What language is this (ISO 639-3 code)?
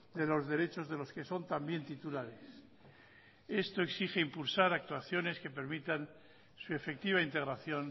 spa